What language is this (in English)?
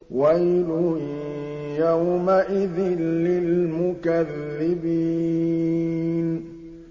Arabic